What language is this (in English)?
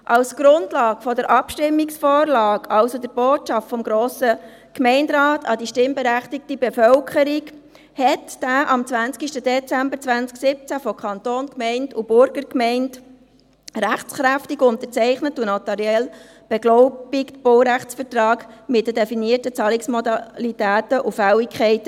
Swiss German